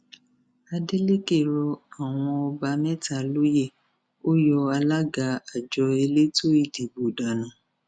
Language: Yoruba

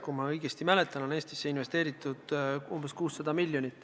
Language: Estonian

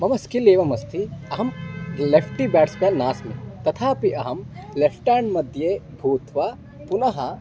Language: Sanskrit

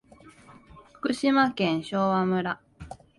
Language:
Japanese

